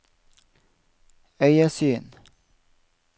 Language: Norwegian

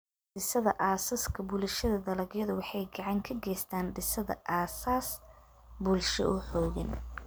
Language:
Somali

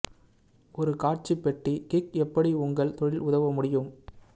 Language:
Tamil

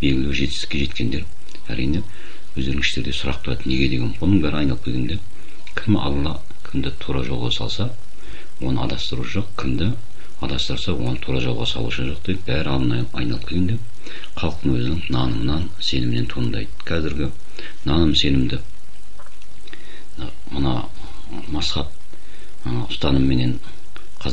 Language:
Turkish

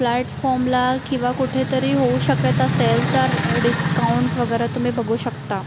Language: Marathi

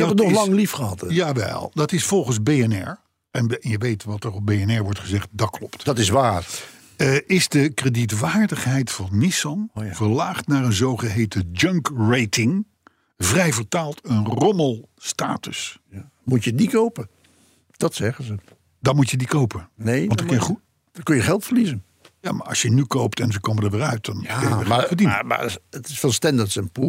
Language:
Dutch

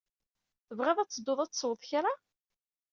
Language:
Kabyle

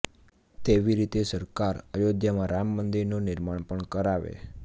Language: Gujarati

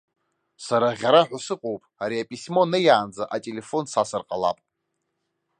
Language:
Abkhazian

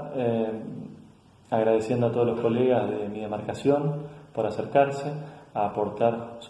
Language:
Spanish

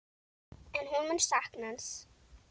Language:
Icelandic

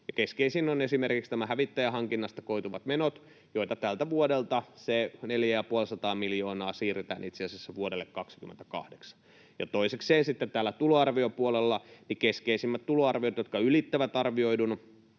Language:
Finnish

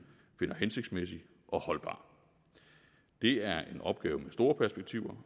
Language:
Danish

